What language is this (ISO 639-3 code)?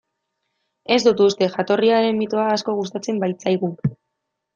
eus